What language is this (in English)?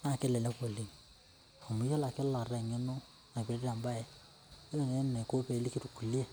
Masai